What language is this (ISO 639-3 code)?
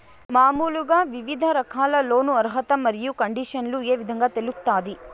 tel